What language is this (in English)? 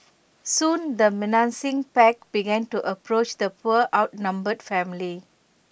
English